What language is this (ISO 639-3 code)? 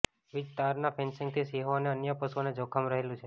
guj